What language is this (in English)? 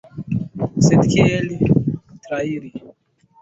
Esperanto